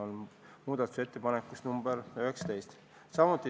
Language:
Estonian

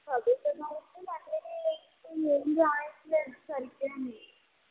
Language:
Telugu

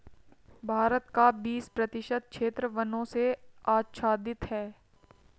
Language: Hindi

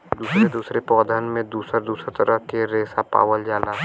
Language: Bhojpuri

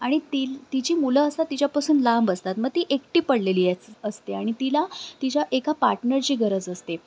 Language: Marathi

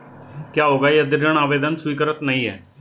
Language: Hindi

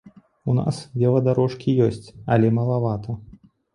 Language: Belarusian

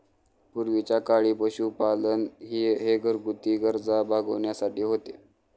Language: Marathi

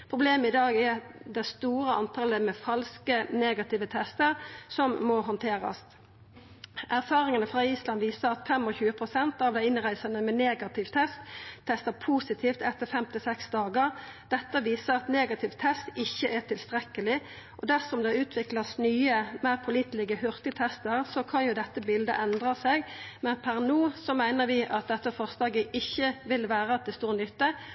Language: Norwegian Nynorsk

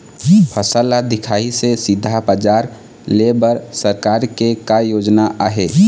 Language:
Chhattisgarhi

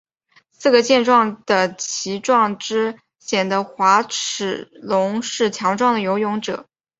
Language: Chinese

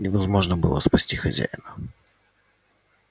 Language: Russian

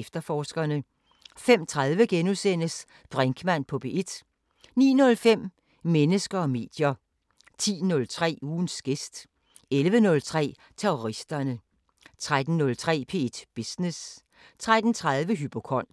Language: Danish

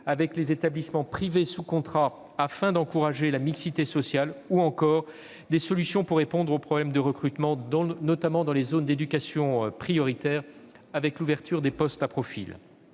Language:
French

